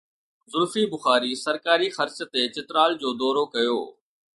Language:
Sindhi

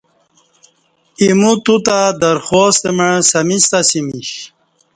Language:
Kati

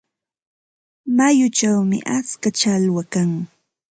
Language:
Ambo-Pasco Quechua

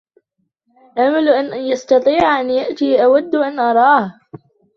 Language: Arabic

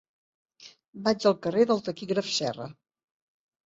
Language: Catalan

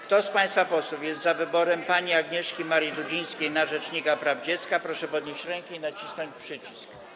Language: Polish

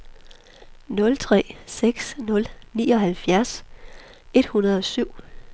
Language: Danish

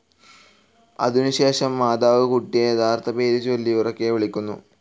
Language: Malayalam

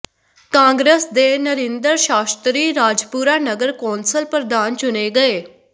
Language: Punjabi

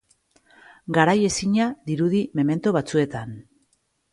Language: Basque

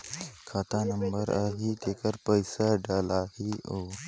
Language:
Chhattisgarhi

